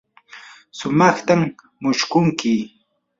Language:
Yanahuanca Pasco Quechua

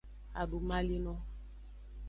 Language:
Aja (Benin)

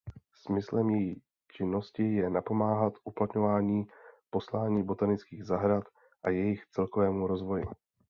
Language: Czech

